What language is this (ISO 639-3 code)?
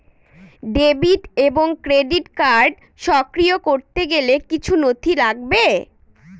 ben